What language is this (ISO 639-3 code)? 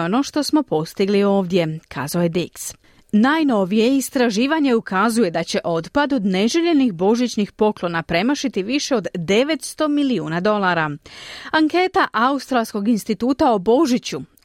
hrv